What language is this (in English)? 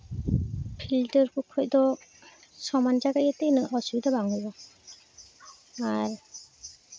Santali